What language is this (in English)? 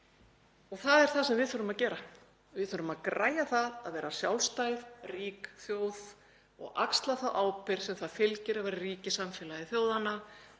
Icelandic